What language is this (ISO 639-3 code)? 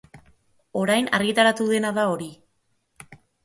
eus